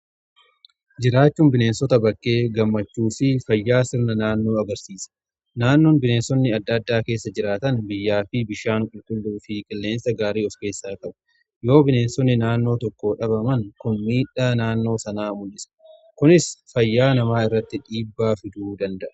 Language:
Oromo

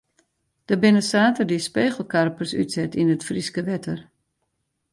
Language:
Western Frisian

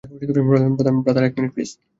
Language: Bangla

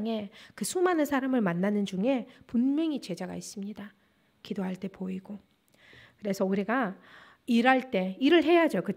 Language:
Korean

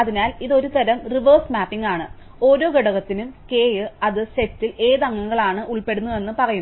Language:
Malayalam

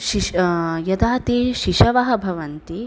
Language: Sanskrit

